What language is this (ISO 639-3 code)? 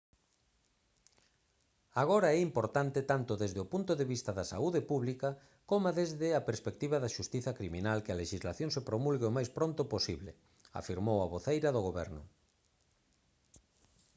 glg